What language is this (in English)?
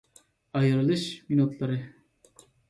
Uyghur